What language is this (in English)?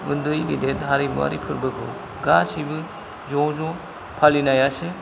Bodo